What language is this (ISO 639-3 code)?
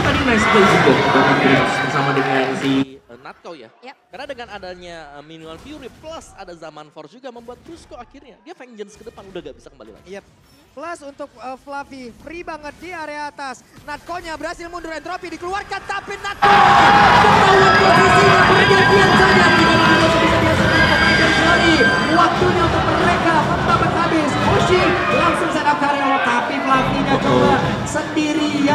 ind